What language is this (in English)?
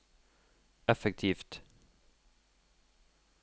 Norwegian